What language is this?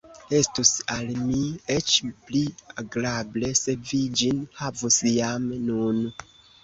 Esperanto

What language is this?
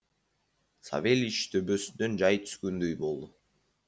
Kazakh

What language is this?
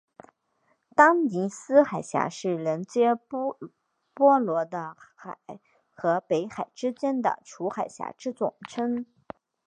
Chinese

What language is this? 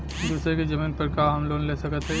Bhojpuri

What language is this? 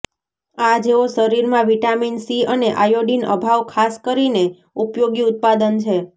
Gujarati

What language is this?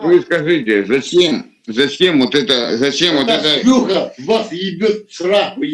Russian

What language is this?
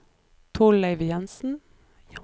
Norwegian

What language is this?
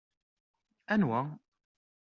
Kabyle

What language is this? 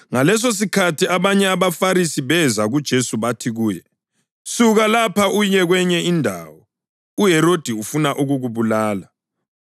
North Ndebele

